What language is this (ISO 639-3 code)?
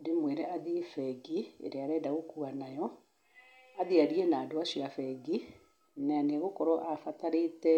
kik